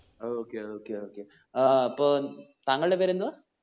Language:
Malayalam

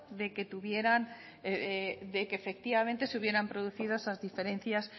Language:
Spanish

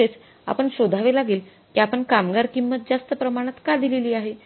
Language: Marathi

